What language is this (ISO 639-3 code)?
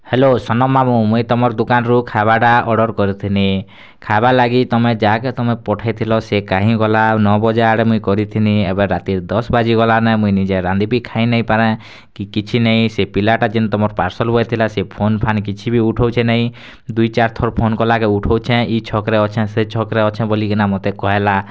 ori